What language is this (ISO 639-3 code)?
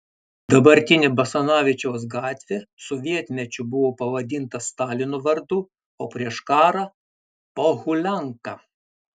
lit